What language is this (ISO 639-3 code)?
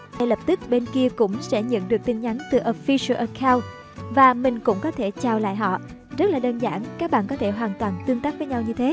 vie